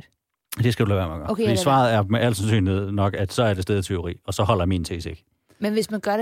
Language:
Danish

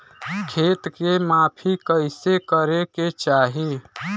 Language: Bhojpuri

